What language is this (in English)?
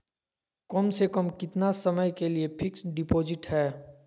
Magahi